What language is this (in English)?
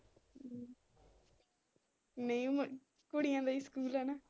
Punjabi